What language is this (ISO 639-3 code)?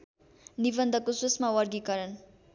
nep